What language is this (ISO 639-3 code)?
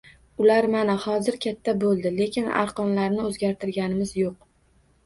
uzb